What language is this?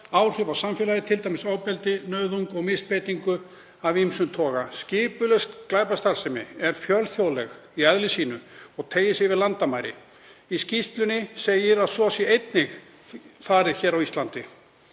Icelandic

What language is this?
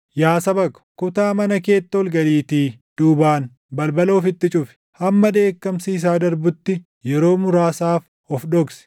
Oromo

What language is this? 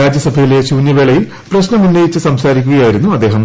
Malayalam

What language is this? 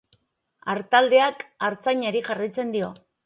Basque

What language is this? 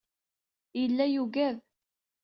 Kabyle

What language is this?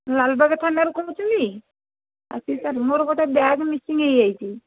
Odia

